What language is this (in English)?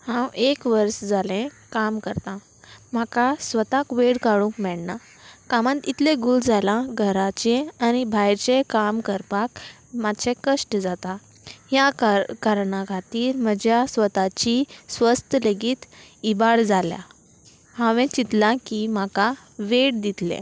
Konkani